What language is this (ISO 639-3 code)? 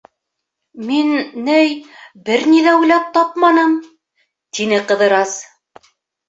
bak